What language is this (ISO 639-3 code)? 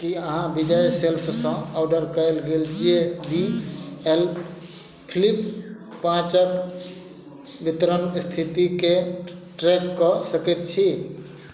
mai